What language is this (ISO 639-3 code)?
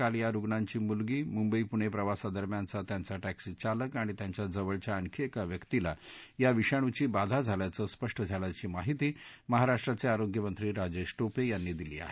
mar